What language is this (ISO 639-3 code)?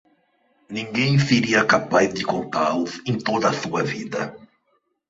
por